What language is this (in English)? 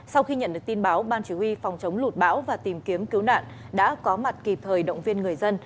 Vietnamese